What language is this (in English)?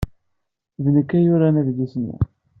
Kabyle